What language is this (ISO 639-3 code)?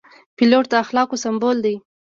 pus